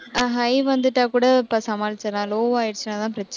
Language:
Tamil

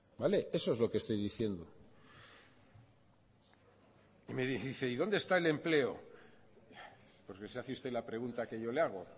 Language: Spanish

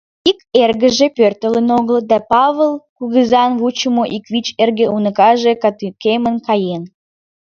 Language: Mari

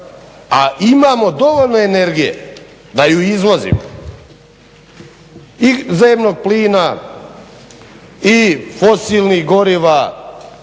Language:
Croatian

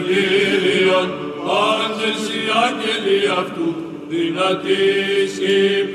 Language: Greek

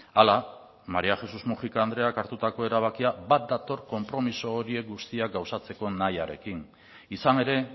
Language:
Basque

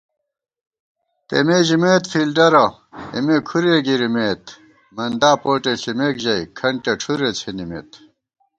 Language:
Gawar-Bati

